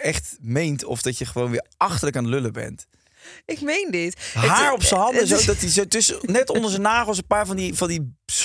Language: Dutch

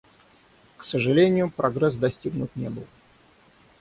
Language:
Russian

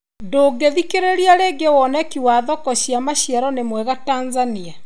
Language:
Kikuyu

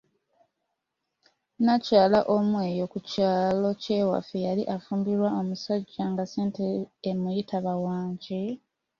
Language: Ganda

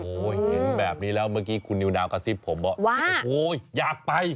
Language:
Thai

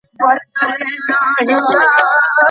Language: Pashto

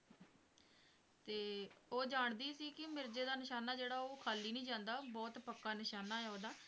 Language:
Punjabi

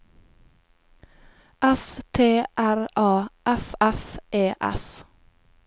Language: Norwegian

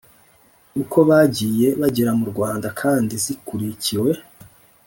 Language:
Kinyarwanda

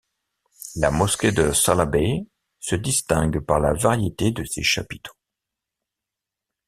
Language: French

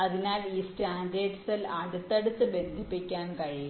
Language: Malayalam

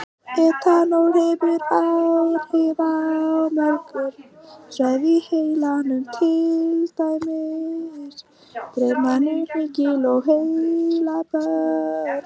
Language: Icelandic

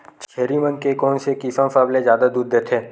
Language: Chhattisgarhi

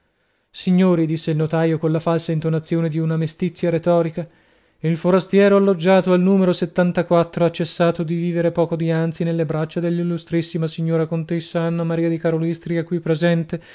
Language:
Italian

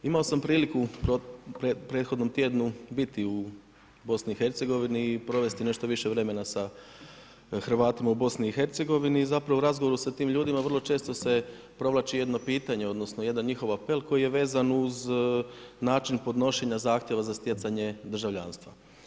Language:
Croatian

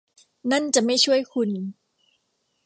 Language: Thai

